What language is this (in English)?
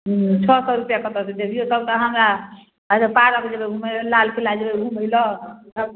Maithili